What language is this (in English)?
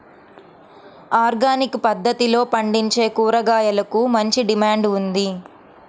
Telugu